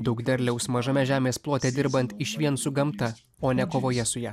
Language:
Lithuanian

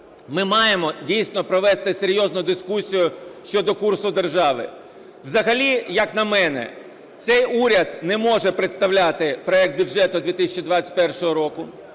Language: Ukrainian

